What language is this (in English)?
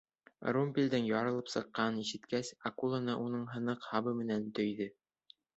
Bashkir